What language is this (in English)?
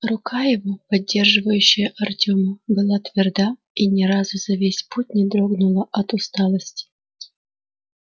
Russian